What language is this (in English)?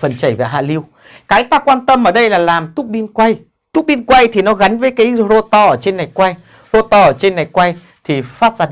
Vietnamese